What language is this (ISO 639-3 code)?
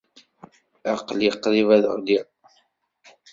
kab